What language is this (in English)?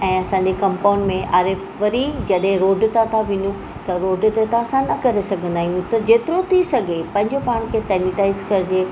Sindhi